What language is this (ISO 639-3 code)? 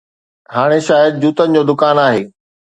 snd